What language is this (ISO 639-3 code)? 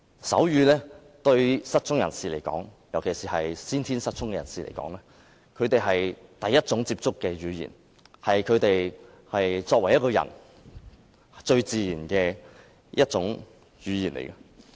yue